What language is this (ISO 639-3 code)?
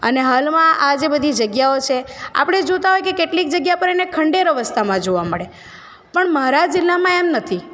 guj